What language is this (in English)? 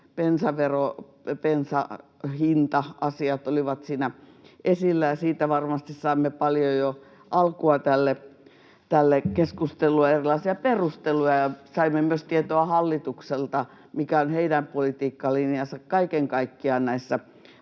Finnish